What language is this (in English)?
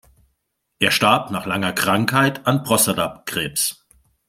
German